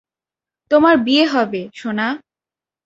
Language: Bangla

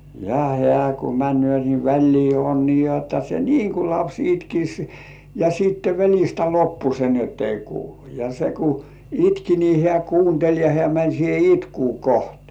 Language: Finnish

